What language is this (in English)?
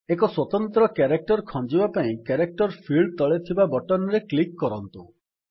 Odia